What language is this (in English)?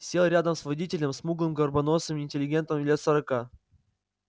Russian